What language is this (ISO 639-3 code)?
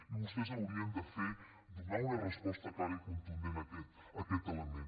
cat